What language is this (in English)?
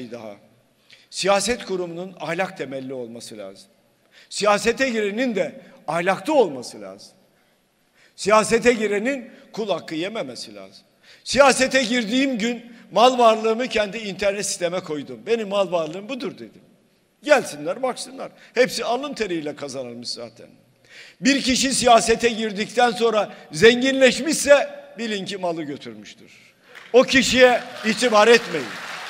Turkish